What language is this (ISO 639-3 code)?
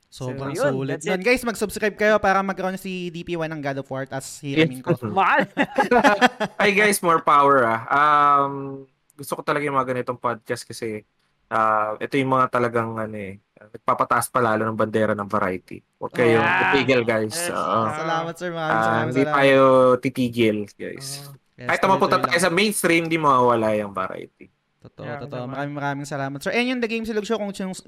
fil